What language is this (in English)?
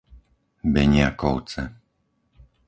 Slovak